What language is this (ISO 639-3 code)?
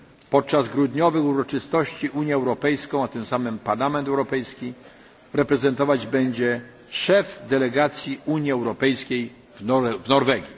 pol